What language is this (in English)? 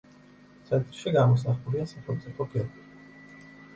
Georgian